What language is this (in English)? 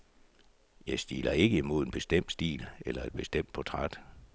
Danish